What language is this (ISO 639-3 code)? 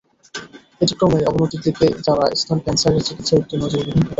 ben